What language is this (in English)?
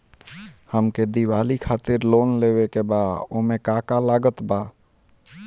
Bhojpuri